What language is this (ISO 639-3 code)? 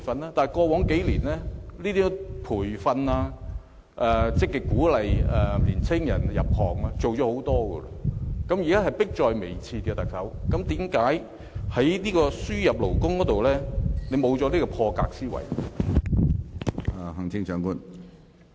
yue